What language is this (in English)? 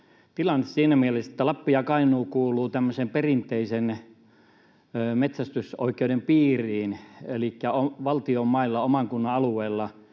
Finnish